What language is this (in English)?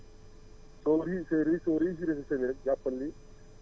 Wolof